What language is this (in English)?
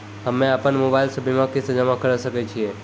Maithili